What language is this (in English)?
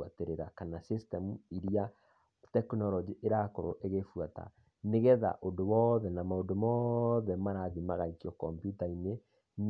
Kikuyu